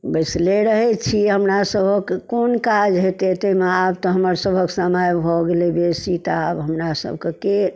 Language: Maithili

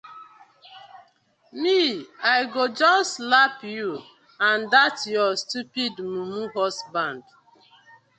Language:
Nigerian Pidgin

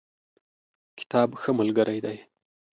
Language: Pashto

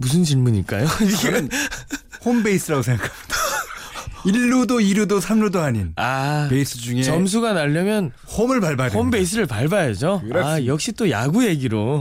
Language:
Korean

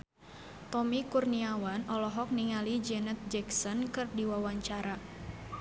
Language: Sundanese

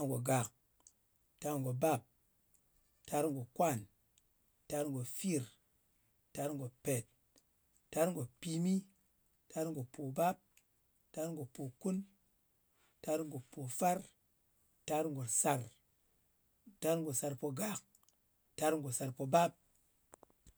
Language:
Ngas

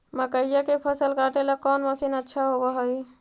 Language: Magahi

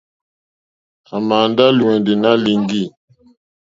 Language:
Mokpwe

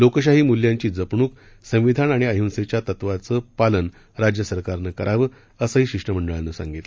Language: Marathi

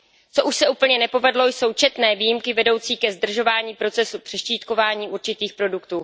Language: Czech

